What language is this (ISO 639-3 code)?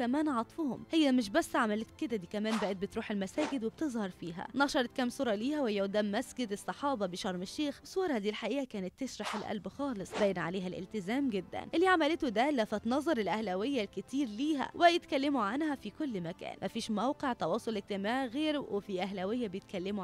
ara